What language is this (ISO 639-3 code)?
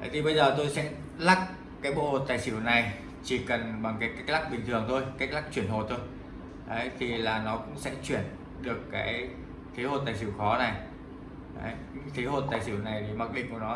vie